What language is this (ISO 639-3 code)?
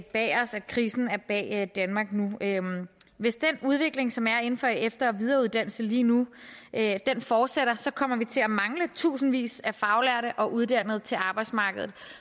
dan